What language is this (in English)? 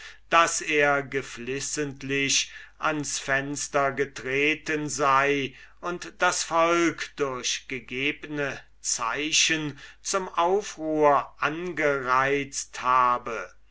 German